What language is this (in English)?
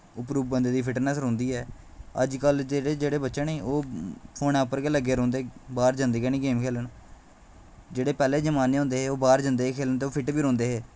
Dogri